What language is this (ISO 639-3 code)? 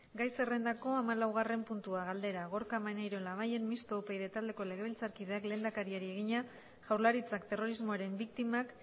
eus